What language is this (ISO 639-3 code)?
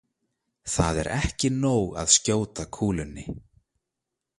isl